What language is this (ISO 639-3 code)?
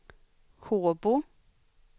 swe